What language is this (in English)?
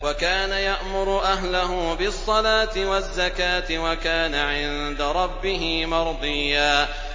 Arabic